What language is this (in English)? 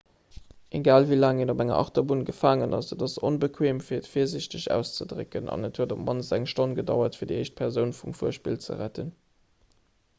Luxembourgish